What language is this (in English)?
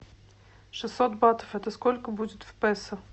Russian